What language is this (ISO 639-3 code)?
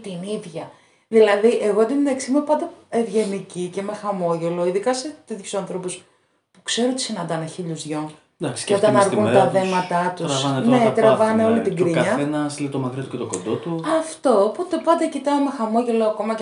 ell